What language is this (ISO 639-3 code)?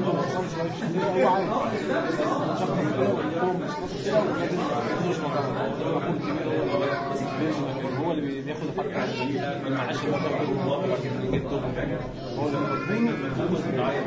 ara